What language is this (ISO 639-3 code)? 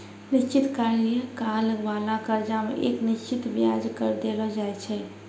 mai